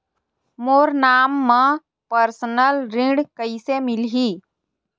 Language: Chhattisgarhi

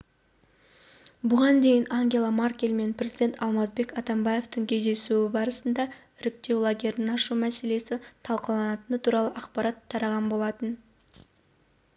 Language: Kazakh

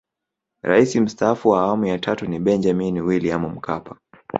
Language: Swahili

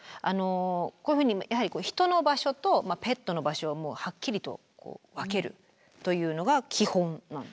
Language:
Japanese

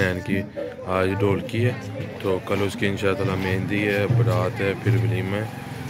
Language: Arabic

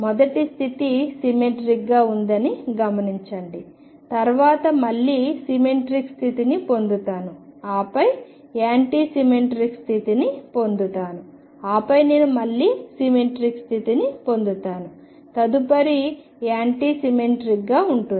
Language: Telugu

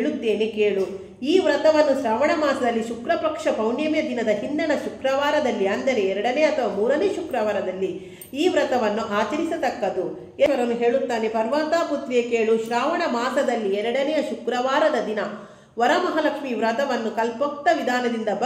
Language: Kannada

